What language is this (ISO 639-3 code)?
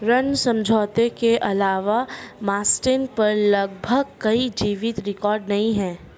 hin